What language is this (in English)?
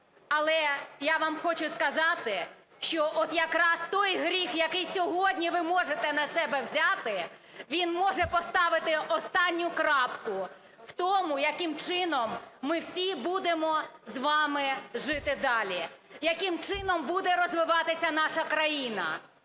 Ukrainian